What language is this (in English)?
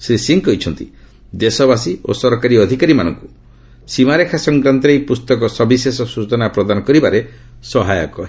Odia